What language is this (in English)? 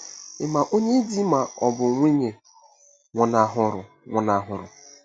Igbo